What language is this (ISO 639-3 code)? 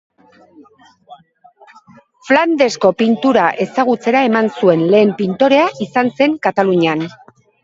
eus